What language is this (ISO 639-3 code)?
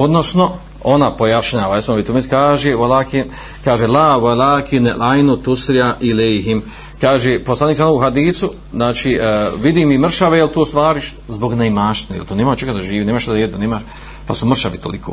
hrv